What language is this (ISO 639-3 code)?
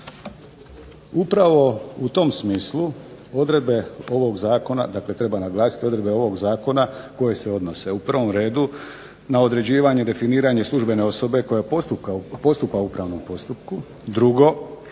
hrv